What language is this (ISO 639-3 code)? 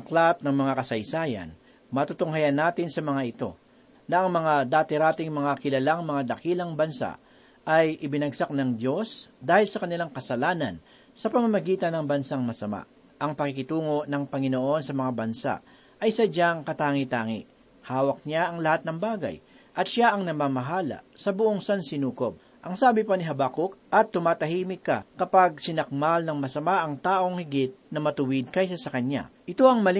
fil